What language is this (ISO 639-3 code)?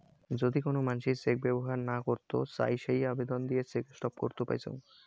ben